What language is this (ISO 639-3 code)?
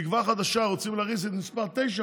heb